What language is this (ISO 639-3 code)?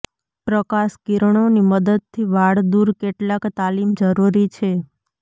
guj